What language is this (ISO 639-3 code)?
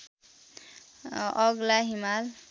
nep